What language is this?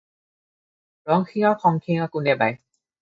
Assamese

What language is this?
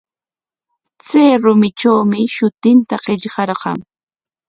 Corongo Ancash Quechua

